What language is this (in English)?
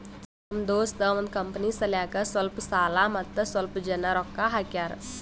Kannada